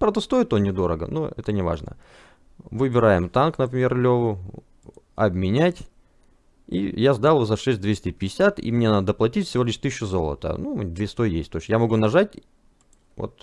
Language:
Russian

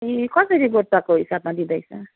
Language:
Nepali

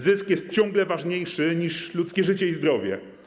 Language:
Polish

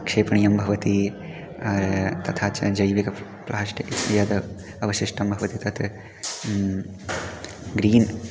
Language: Sanskrit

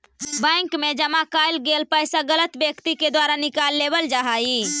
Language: Magahi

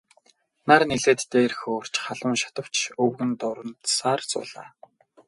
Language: Mongolian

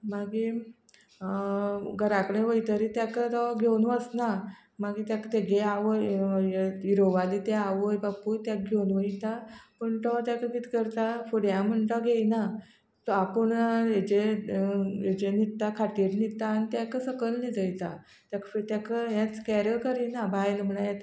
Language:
Konkani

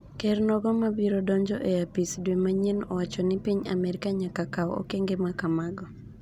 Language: Luo (Kenya and Tanzania)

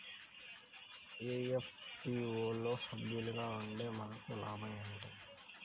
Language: Telugu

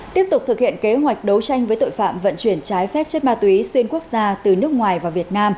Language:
Vietnamese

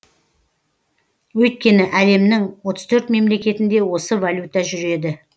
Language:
Kazakh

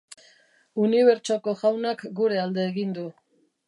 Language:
Basque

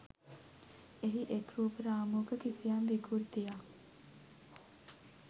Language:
Sinhala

